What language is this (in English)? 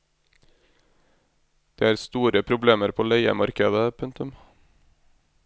Norwegian